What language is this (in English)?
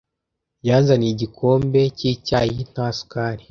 Kinyarwanda